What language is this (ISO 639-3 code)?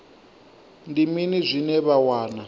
ven